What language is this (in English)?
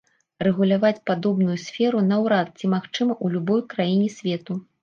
Belarusian